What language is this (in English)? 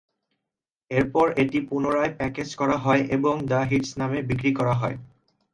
Bangla